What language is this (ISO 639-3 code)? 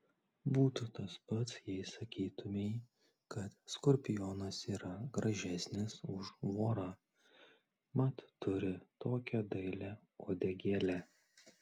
lit